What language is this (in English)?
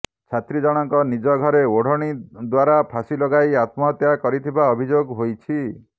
Odia